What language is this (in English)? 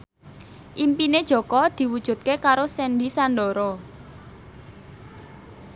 Javanese